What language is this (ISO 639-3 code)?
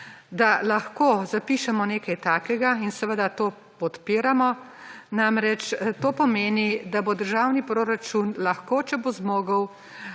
slv